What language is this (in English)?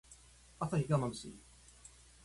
Japanese